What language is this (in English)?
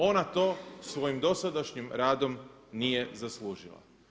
Croatian